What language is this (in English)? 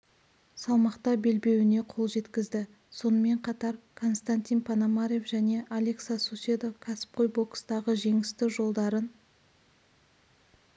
Kazakh